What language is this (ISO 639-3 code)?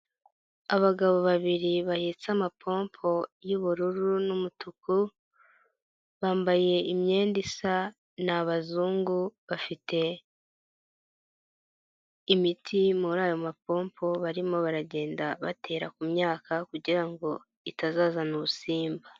kin